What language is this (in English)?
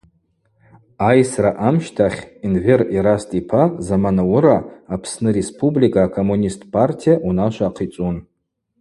Abaza